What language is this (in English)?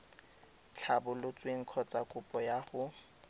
Tswana